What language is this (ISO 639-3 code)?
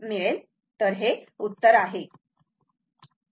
mar